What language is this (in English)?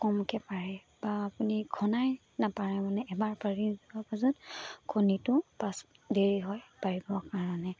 Assamese